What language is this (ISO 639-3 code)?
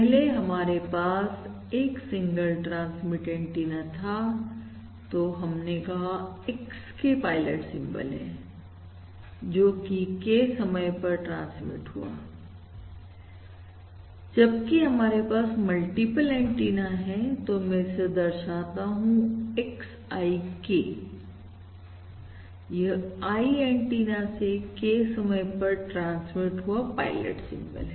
hin